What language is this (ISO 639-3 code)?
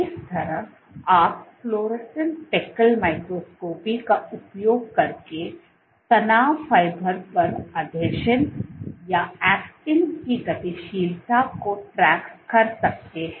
hin